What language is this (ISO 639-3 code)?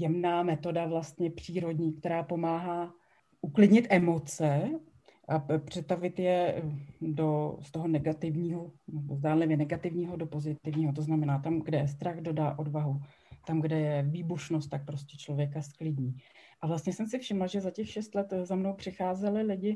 ces